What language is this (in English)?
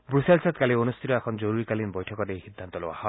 Assamese